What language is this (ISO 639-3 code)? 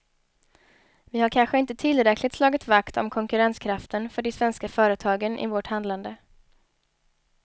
swe